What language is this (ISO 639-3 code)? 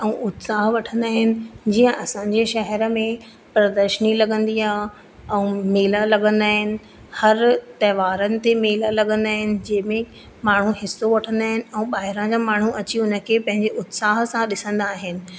snd